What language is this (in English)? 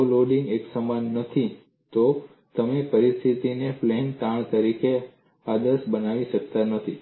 Gujarati